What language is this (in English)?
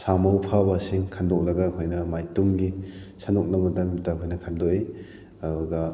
Manipuri